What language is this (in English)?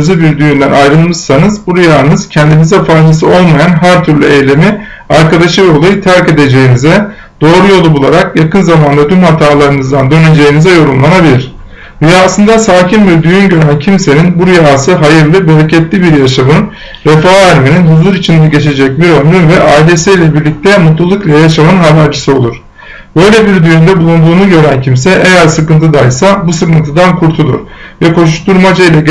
Turkish